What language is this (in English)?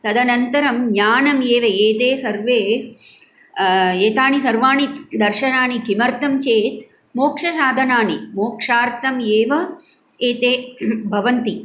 Sanskrit